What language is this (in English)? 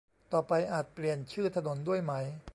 Thai